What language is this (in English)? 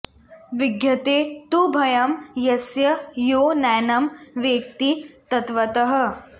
Sanskrit